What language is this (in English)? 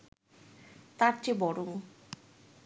Bangla